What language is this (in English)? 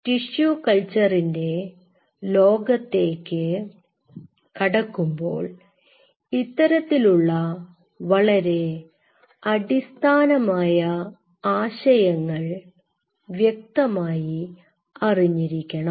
Malayalam